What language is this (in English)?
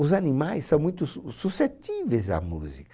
Portuguese